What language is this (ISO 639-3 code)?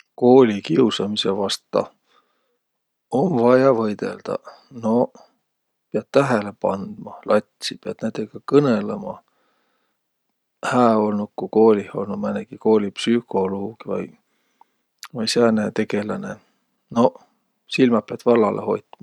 vro